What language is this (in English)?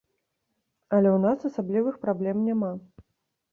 Belarusian